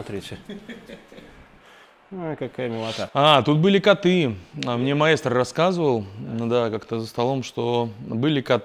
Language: Russian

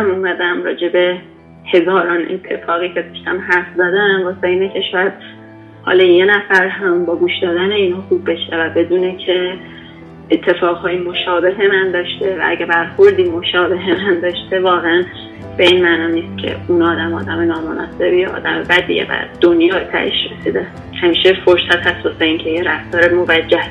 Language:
Persian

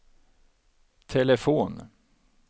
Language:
Swedish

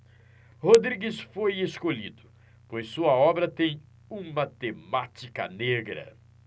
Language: Portuguese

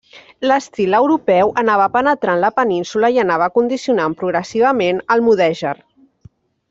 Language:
Catalan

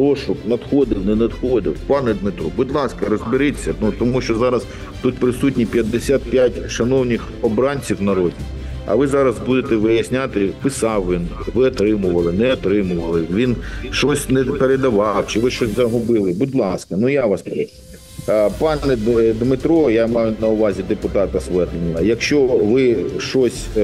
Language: Ukrainian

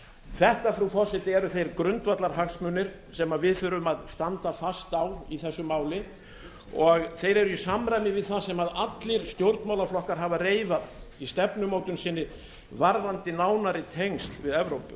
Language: Icelandic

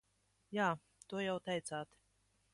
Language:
Latvian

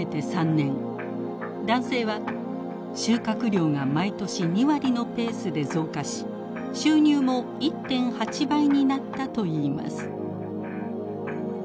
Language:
Japanese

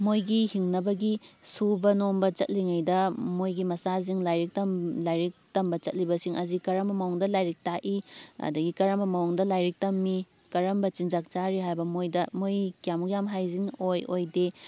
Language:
Manipuri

